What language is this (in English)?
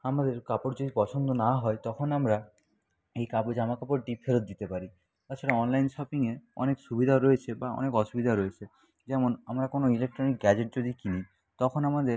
Bangla